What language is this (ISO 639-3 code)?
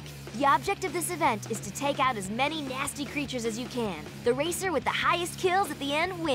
eng